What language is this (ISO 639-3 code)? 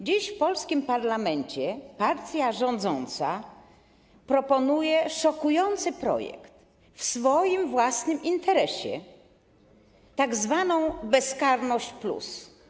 pol